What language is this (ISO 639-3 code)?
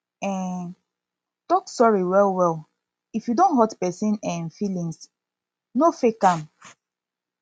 pcm